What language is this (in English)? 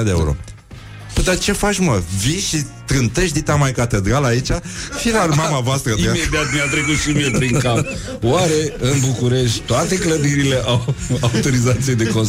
Romanian